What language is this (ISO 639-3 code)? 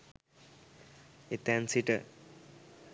sin